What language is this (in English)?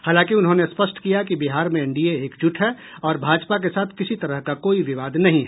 Hindi